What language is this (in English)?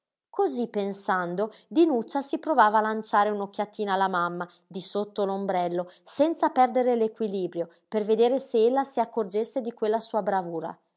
Italian